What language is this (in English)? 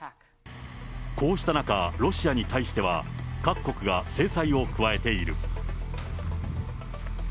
Japanese